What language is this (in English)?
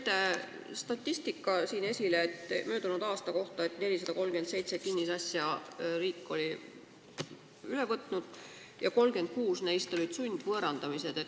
Estonian